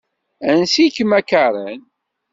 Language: Kabyle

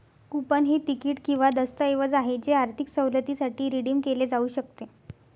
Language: Marathi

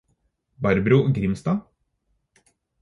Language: Norwegian Bokmål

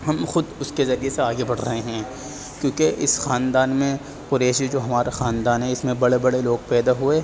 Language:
Urdu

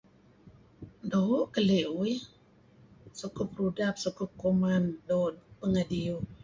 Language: Kelabit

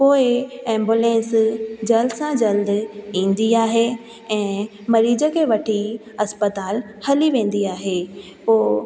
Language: Sindhi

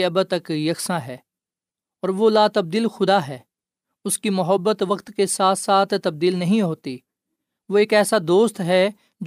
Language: Urdu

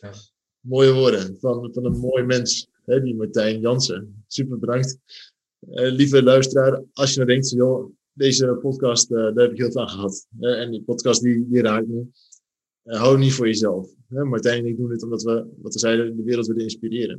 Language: Dutch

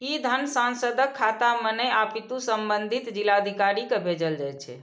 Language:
Maithili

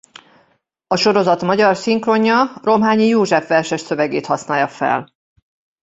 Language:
Hungarian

